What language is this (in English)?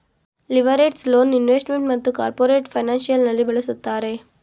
Kannada